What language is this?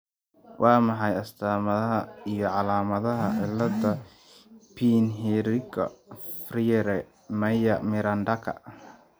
Somali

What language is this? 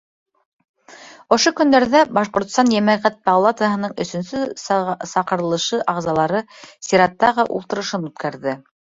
Bashkir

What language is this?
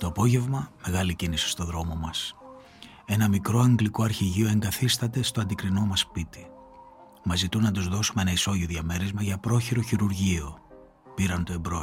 Greek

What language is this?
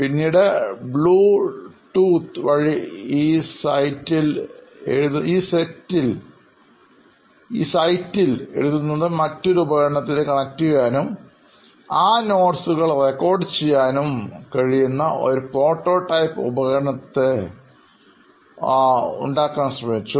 Malayalam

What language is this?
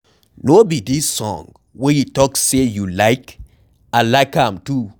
Nigerian Pidgin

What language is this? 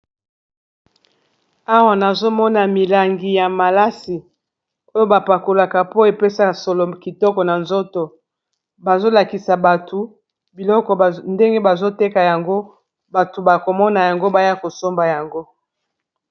Lingala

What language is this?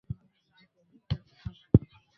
Swahili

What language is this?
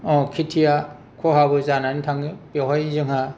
Bodo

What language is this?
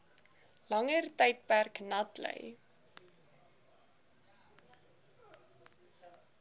Afrikaans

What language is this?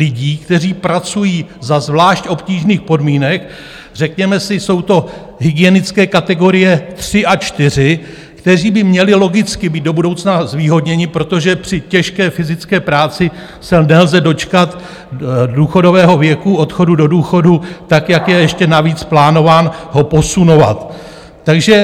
Czech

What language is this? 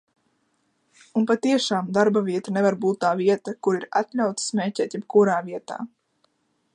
Latvian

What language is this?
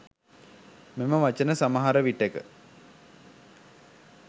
Sinhala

